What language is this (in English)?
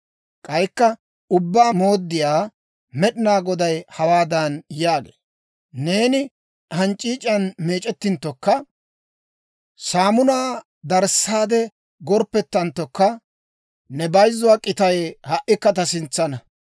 Dawro